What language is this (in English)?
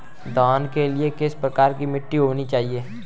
Hindi